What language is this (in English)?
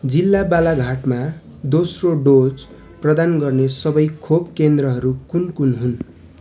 Nepali